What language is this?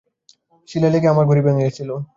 Bangla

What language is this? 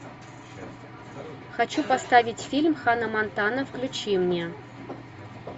Russian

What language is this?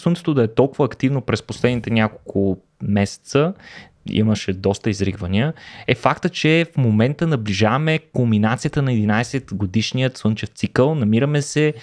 Bulgarian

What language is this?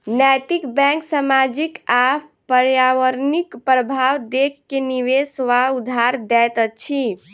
Maithili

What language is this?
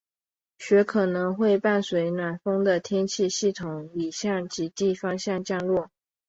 Chinese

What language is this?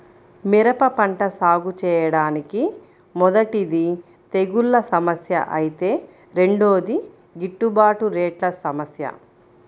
Telugu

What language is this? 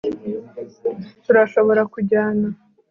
Kinyarwanda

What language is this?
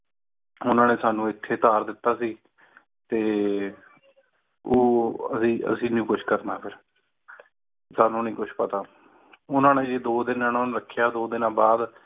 Punjabi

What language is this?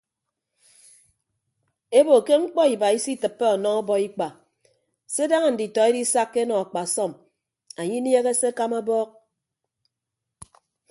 Ibibio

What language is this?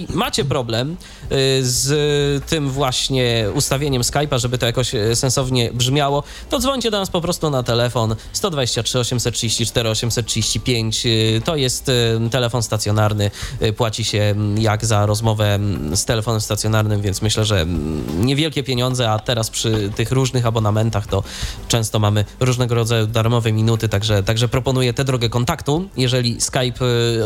Polish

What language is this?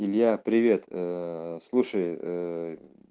Russian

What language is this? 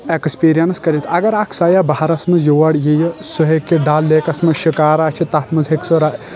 Kashmiri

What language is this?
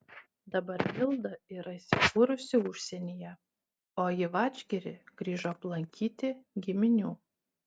Lithuanian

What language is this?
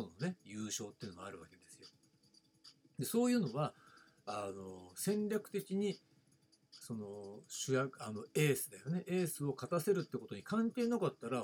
Japanese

